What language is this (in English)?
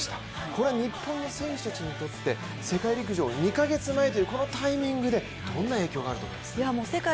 Japanese